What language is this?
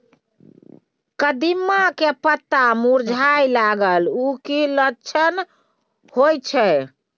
Maithili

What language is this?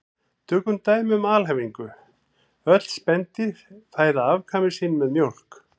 Icelandic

